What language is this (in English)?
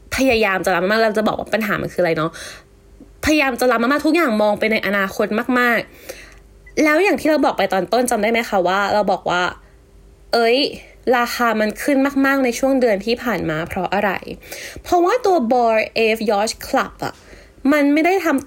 Thai